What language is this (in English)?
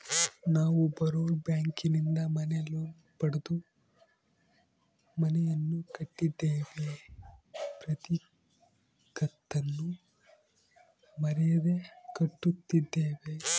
Kannada